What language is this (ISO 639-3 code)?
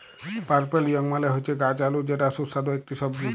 ben